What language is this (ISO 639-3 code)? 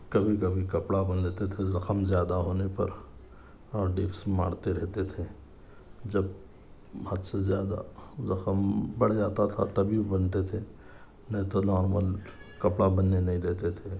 urd